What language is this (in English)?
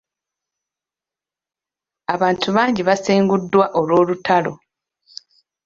Ganda